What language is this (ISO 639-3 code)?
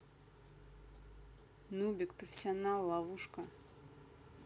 rus